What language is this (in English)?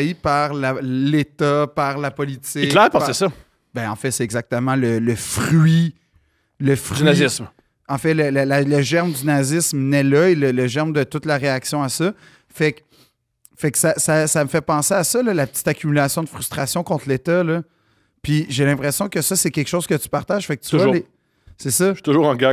French